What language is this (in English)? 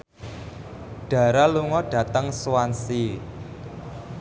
Javanese